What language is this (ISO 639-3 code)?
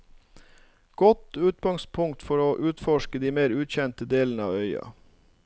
nor